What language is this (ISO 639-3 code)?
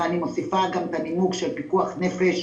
heb